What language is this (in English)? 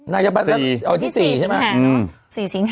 Thai